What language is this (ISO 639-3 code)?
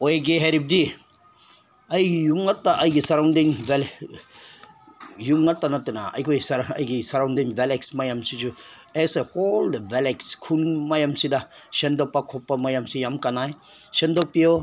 mni